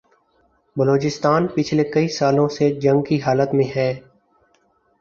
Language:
Urdu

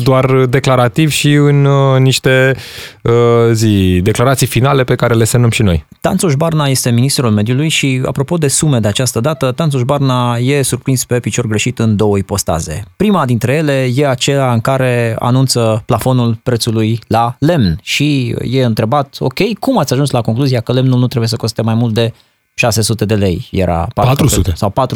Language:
Romanian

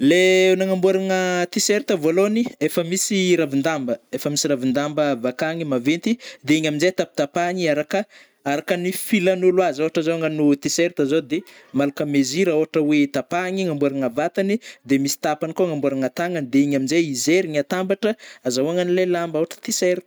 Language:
Northern Betsimisaraka Malagasy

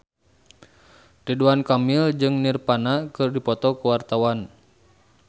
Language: Sundanese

